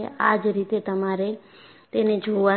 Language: Gujarati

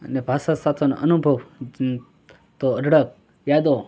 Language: Gujarati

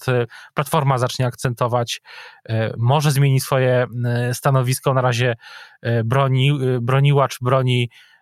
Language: Polish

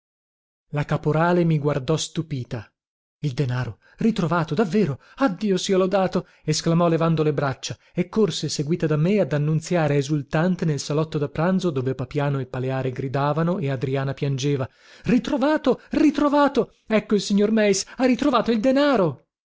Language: Italian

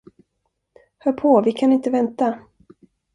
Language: Swedish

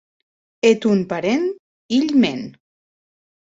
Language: Occitan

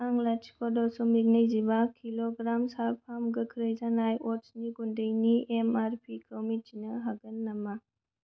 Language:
Bodo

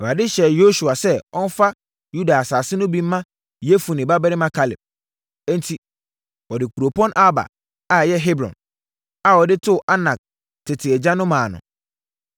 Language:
Akan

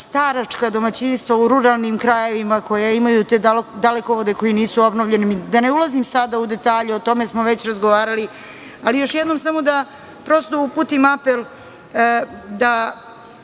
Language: Serbian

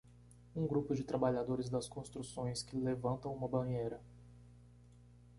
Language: Portuguese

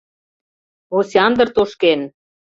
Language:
Mari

